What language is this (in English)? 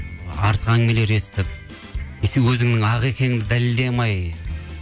Kazakh